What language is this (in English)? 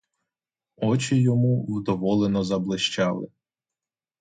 Ukrainian